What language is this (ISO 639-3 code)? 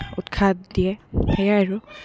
asm